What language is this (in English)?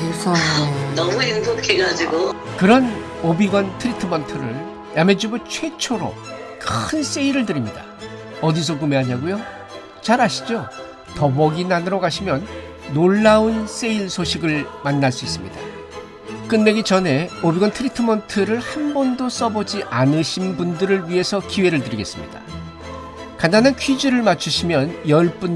Korean